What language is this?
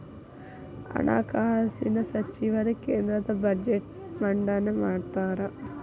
Kannada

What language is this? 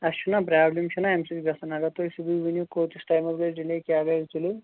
Kashmiri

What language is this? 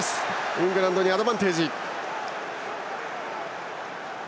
Japanese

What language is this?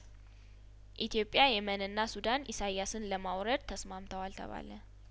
Amharic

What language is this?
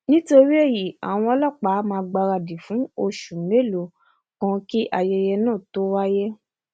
Yoruba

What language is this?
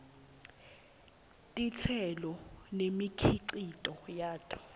Swati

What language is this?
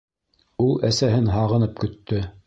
Bashkir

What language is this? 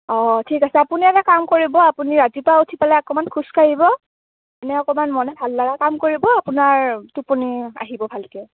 Assamese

